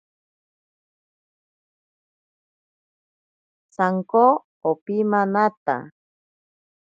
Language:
Ashéninka Perené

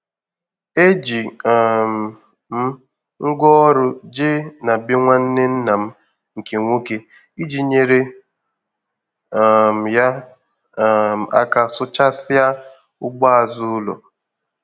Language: Igbo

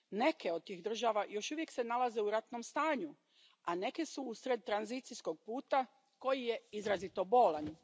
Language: Croatian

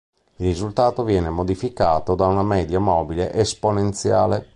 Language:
Italian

